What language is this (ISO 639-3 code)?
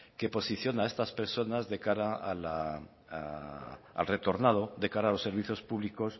spa